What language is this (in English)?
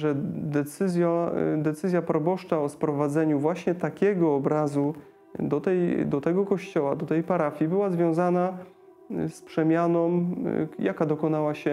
Polish